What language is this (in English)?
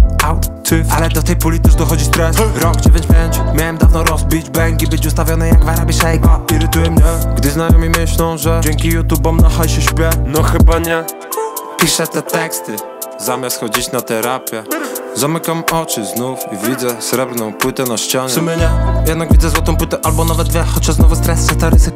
Polish